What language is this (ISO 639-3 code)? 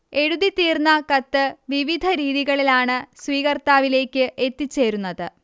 mal